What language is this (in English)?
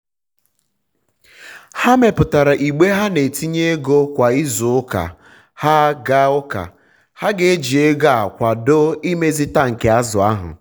Igbo